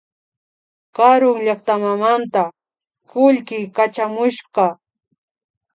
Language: Imbabura Highland Quichua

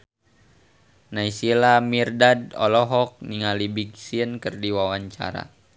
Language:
Sundanese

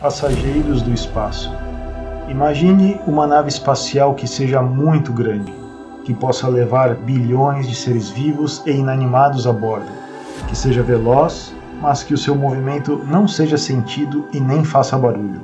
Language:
Portuguese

